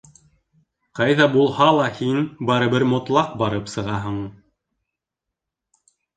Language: Bashkir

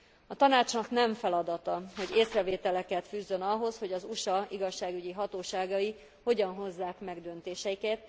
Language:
Hungarian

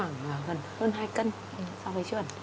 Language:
Vietnamese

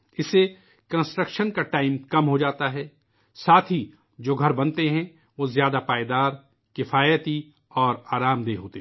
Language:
Urdu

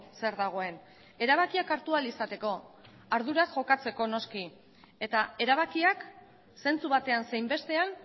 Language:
Basque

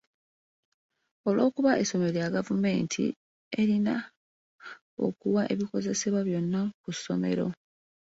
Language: Ganda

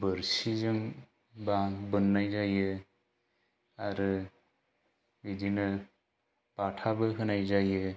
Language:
Bodo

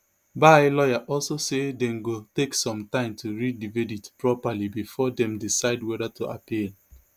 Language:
Nigerian Pidgin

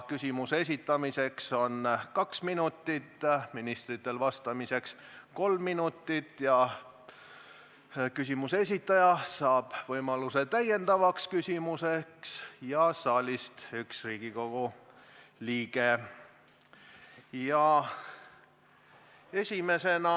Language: Estonian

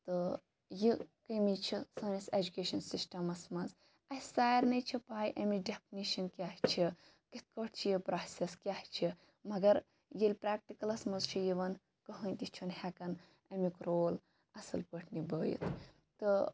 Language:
Kashmiri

